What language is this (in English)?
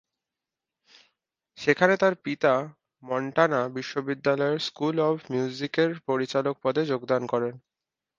Bangla